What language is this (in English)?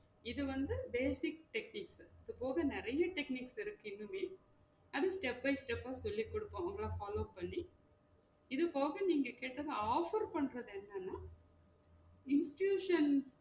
Tamil